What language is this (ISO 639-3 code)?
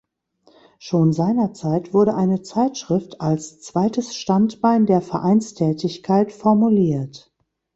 deu